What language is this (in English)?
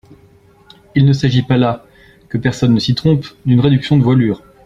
French